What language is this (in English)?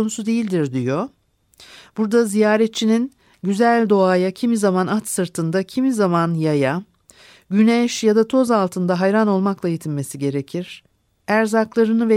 Turkish